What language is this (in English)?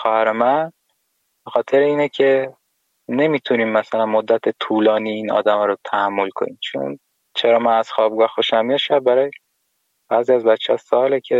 Persian